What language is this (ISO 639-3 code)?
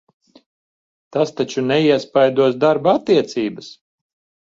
lav